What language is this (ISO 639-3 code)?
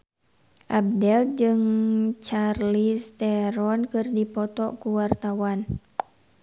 sun